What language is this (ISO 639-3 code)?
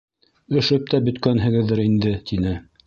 bak